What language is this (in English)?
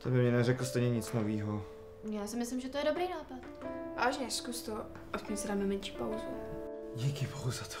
Czech